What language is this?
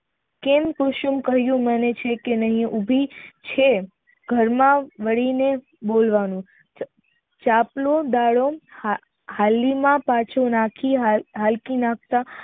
Gujarati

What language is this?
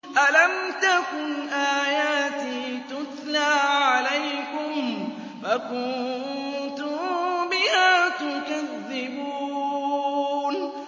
Arabic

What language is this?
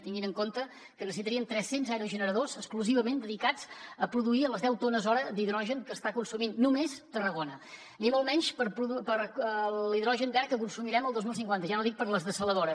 Catalan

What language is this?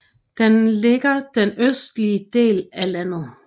Danish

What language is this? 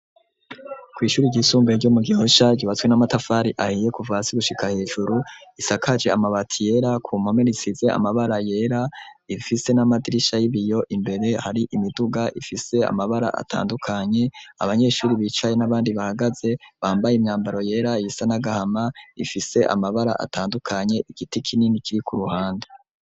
Rundi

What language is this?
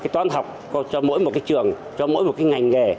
Vietnamese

